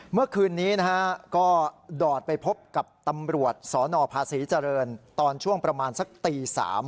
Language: Thai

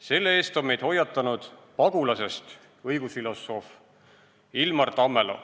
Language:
Estonian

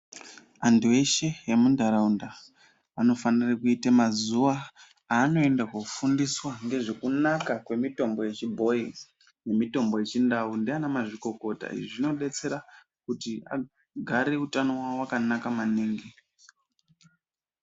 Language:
Ndau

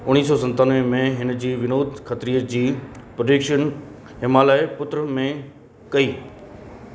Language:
Sindhi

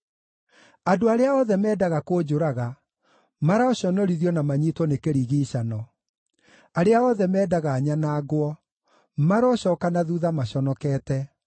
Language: Kikuyu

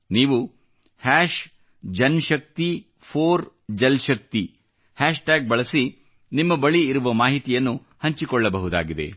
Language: Kannada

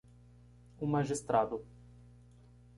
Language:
Portuguese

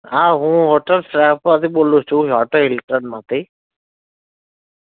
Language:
Gujarati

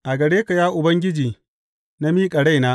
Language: Hausa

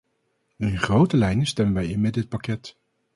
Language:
Dutch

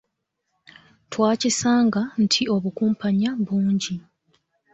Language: Ganda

